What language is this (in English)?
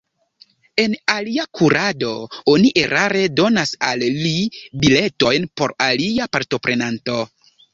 Esperanto